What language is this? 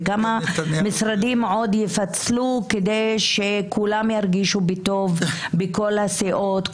Hebrew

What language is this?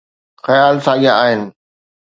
Sindhi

